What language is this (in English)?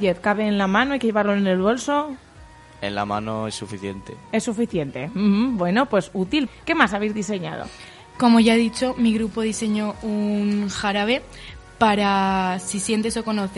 Spanish